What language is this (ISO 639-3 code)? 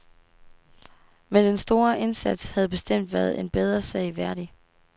dan